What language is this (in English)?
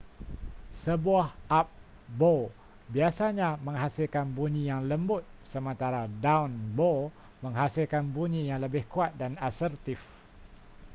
Malay